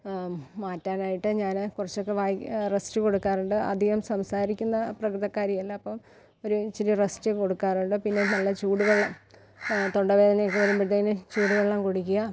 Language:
Malayalam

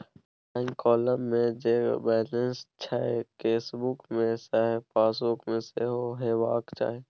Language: Maithili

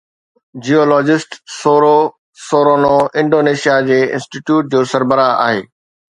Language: Sindhi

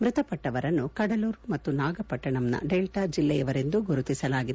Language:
Kannada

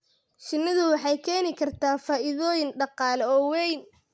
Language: Somali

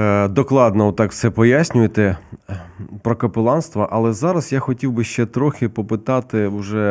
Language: Ukrainian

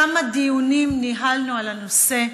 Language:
Hebrew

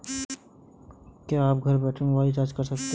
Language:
Hindi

